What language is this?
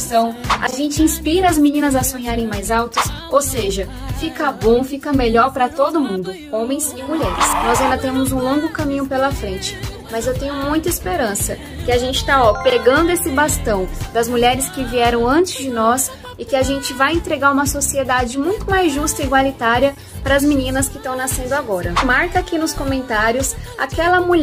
Portuguese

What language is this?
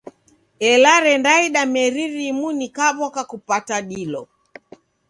Taita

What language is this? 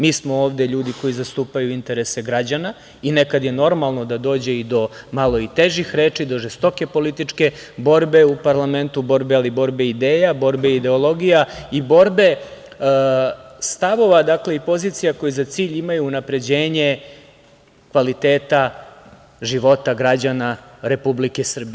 Serbian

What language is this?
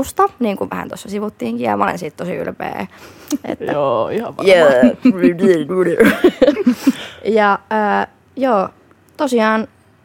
Finnish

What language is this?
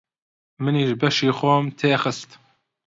Central Kurdish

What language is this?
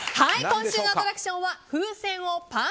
Japanese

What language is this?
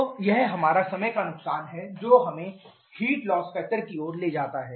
Hindi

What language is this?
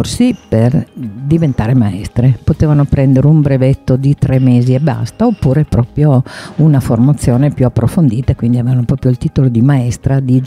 Italian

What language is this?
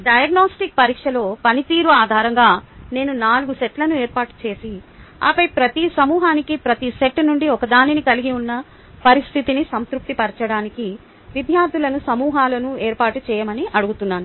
Telugu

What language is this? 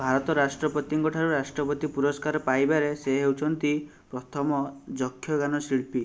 Odia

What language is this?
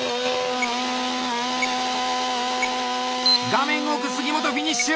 Japanese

